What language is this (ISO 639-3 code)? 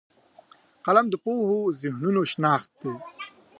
pus